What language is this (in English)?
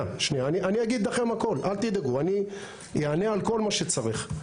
Hebrew